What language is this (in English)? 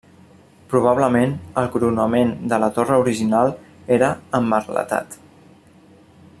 Catalan